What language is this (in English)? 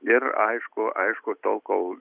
Lithuanian